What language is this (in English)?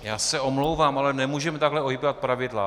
Czech